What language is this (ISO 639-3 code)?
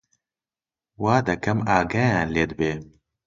ckb